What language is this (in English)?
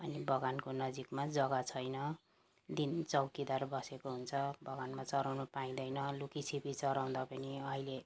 Nepali